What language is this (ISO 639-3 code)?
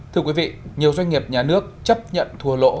vie